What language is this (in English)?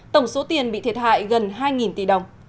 Vietnamese